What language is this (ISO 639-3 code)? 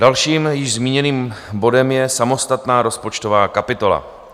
ces